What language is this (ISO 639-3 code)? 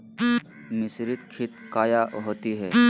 mag